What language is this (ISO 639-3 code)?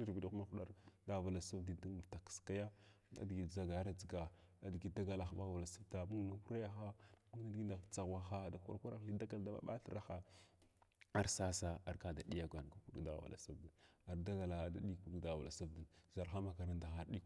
glw